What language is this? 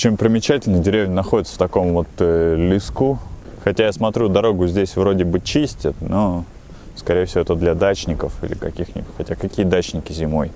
Russian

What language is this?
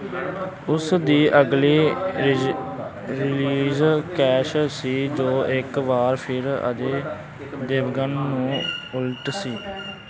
Punjabi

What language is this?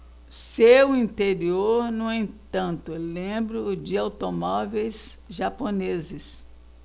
Portuguese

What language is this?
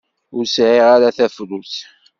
Kabyle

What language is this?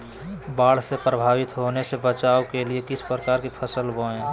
Magahi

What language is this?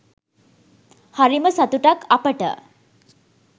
Sinhala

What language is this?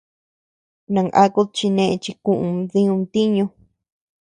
Tepeuxila Cuicatec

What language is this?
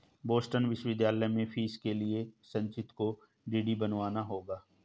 Hindi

